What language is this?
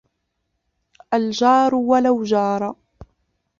Arabic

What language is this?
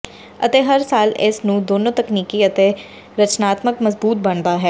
Punjabi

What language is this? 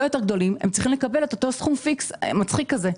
Hebrew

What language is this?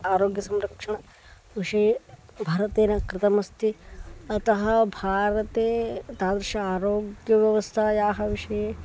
Sanskrit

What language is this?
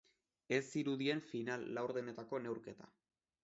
Basque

